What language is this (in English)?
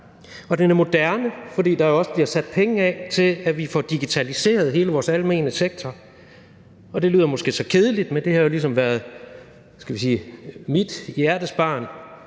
Danish